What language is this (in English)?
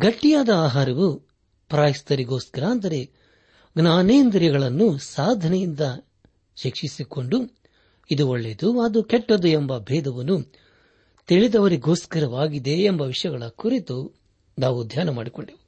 Kannada